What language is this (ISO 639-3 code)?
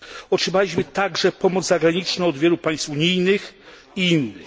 pol